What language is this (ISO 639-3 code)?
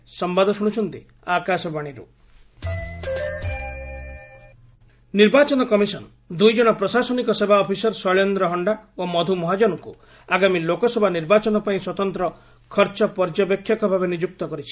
ori